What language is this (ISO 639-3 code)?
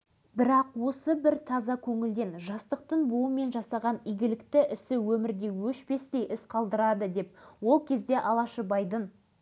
kaz